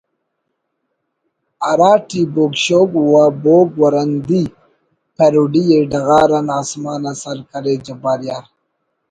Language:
Brahui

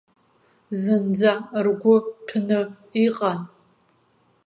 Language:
Abkhazian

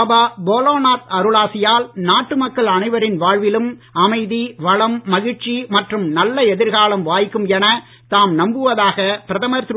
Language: Tamil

